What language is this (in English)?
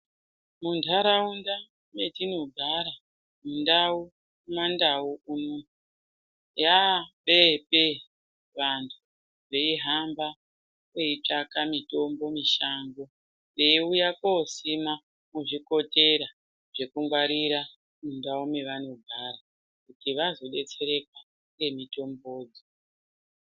Ndau